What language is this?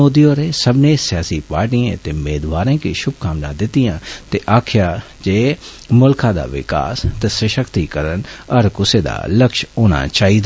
Dogri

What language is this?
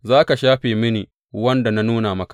Hausa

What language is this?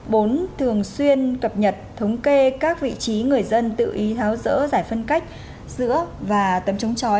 Vietnamese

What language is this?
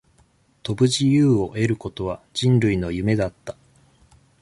Japanese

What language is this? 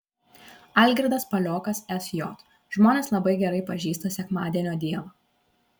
Lithuanian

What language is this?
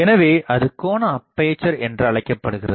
Tamil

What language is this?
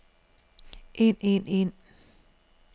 Danish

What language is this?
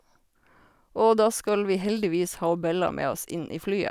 Norwegian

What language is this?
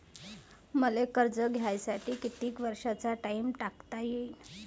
Marathi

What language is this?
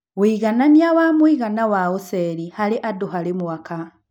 Kikuyu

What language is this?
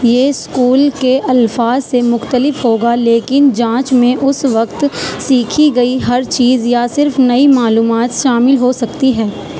Urdu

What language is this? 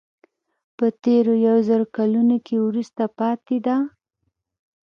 Pashto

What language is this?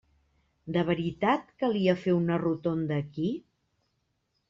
Catalan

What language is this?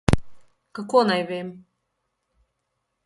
Slovenian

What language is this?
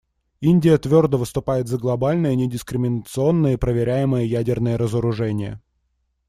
Russian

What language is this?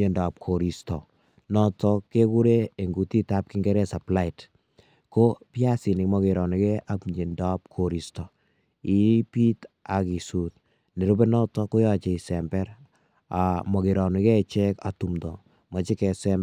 Kalenjin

